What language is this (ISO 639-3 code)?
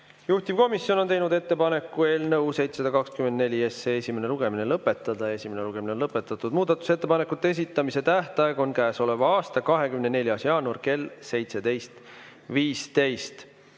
est